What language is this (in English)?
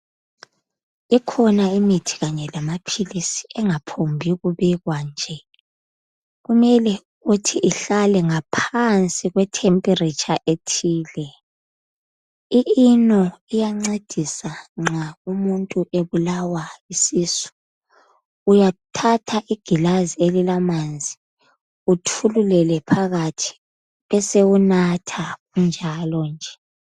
North Ndebele